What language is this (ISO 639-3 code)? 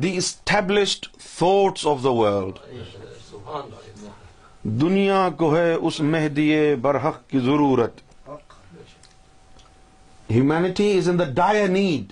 urd